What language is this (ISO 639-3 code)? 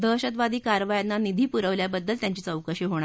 mar